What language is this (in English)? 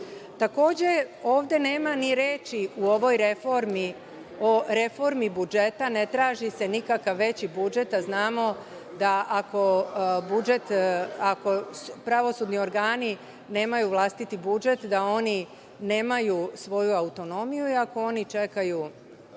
Serbian